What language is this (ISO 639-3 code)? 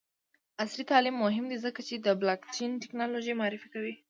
pus